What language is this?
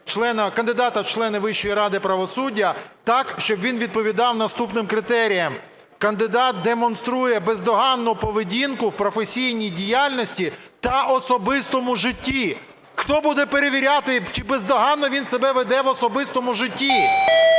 Ukrainian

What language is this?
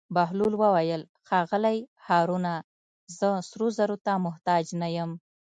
Pashto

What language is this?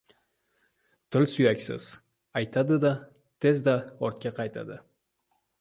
Uzbek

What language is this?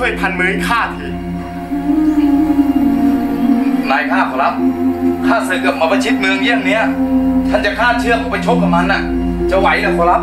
Thai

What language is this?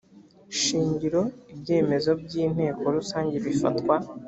Kinyarwanda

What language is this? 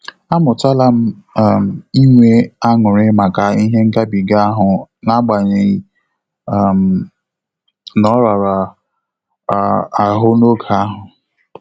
Igbo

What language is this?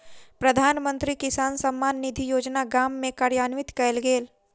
Maithili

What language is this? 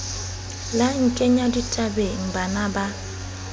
Southern Sotho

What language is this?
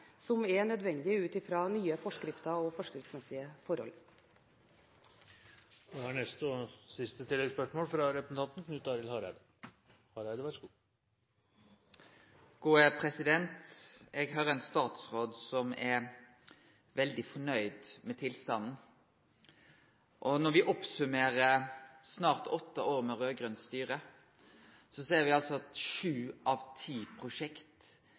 Norwegian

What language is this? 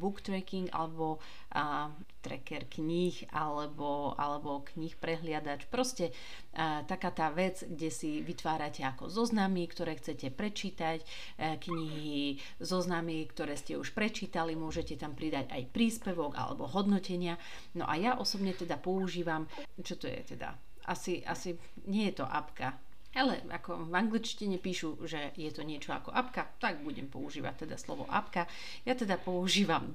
Slovak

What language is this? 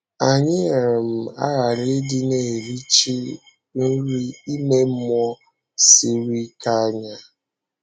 Igbo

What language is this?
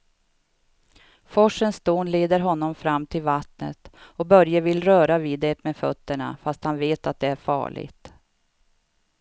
Swedish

